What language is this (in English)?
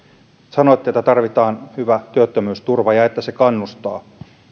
Finnish